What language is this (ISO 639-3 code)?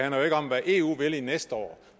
dan